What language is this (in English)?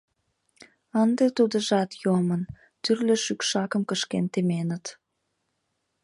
Mari